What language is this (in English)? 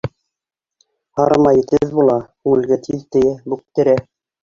Bashkir